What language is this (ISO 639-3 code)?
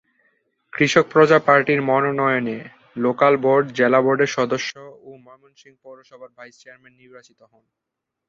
ben